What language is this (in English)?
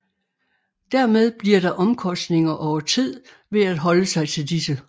Danish